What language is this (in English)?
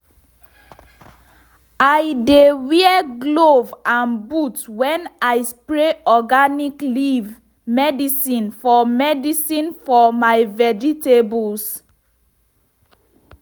Nigerian Pidgin